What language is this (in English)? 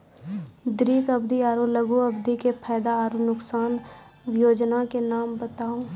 Maithili